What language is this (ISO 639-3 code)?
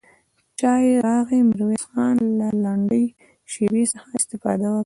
pus